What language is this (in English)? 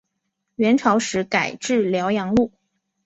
Chinese